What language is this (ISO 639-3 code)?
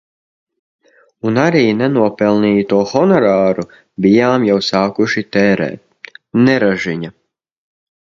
lav